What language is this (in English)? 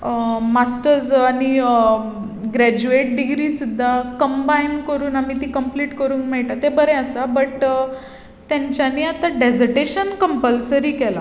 Konkani